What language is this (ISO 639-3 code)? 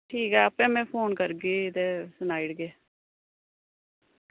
doi